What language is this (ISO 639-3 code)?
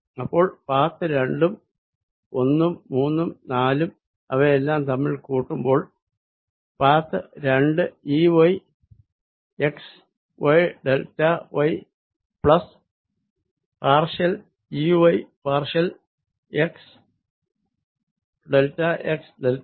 mal